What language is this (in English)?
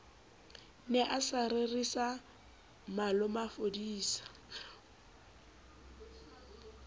Southern Sotho